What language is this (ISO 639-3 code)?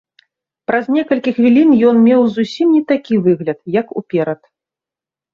bel